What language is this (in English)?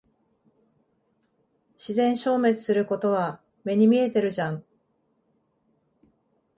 Japanese